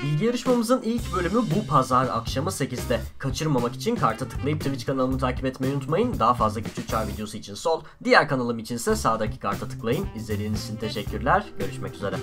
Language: Turkish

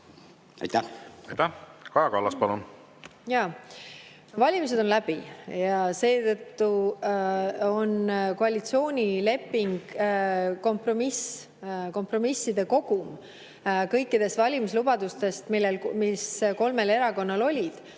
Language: Estonian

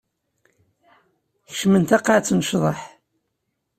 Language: Kabyle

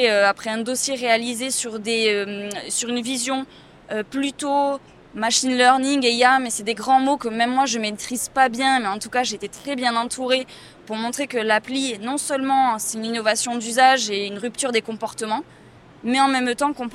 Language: French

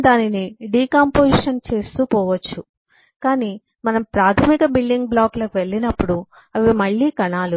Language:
Telugu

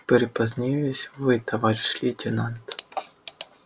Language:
Russian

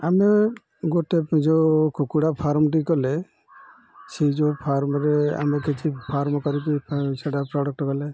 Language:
Odia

